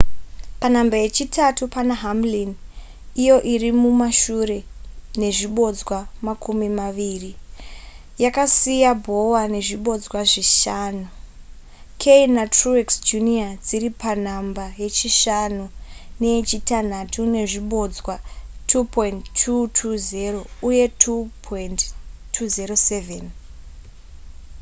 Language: Shona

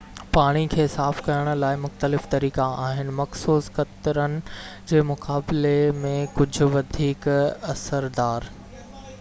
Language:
Sindhi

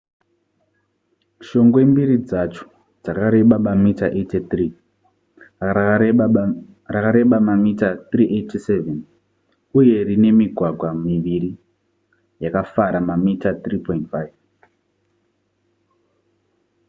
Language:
Shona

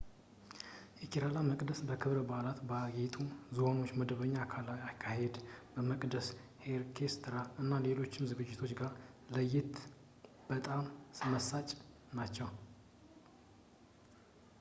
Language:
Amharic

